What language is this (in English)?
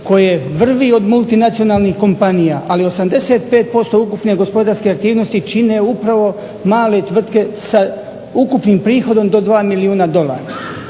Croatian